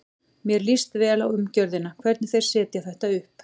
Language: Icelandic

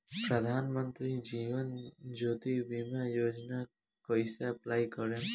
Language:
Bhojpuri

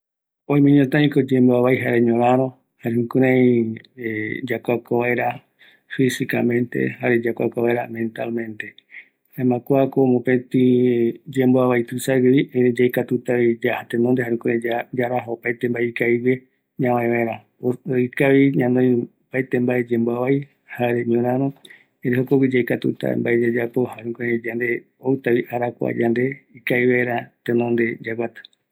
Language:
Eastern Bolivian Guaraní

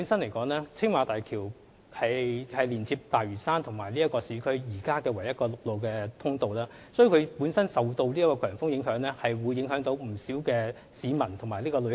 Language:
Cantonese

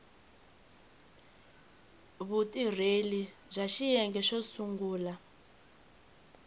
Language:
Tsonga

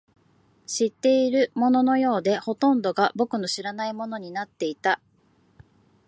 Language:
Japanese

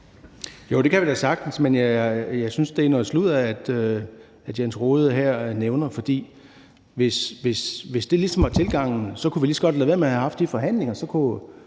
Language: Danish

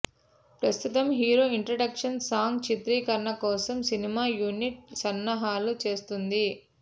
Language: Telugu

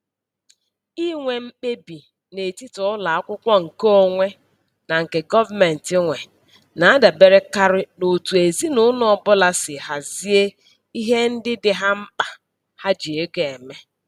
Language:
Igbo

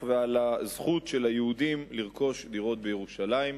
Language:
Hebrew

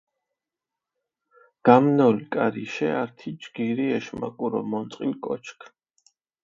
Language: Mingrelian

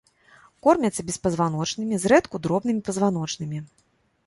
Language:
Belarusian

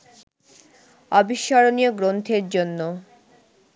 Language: Bangla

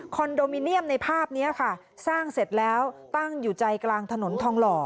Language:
Thai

